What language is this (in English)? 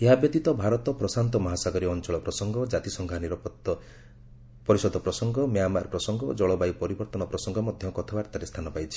Odia